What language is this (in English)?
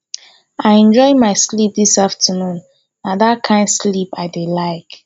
Nigerian Pidgin